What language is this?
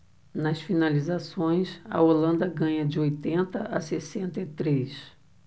Portuguese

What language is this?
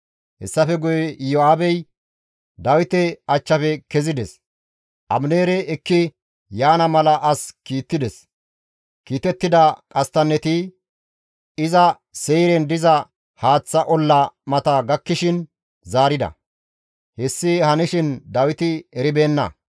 Gamo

